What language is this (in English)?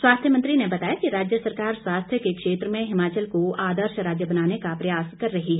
Hindi